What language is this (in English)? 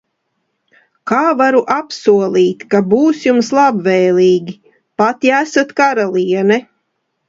Latvian